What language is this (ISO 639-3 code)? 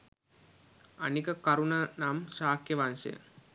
sin